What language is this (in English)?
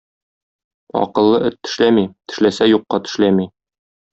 Tatar